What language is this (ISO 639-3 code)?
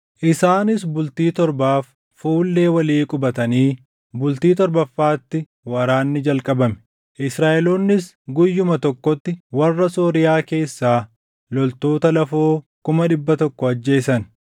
orm